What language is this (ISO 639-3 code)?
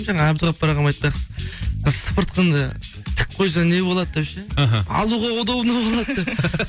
kaz